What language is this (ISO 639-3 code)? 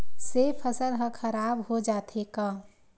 hne